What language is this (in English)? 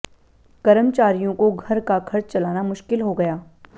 Hindi